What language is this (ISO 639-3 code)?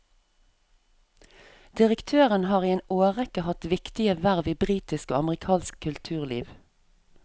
nor